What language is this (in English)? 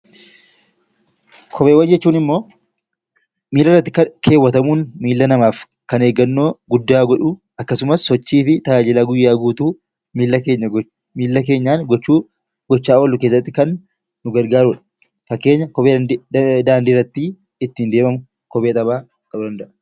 Oromo